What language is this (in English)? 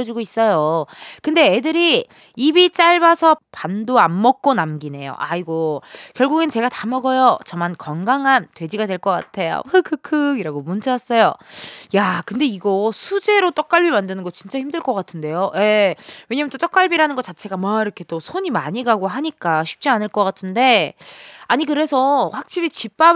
Korean